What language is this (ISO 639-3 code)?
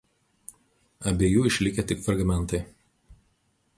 lit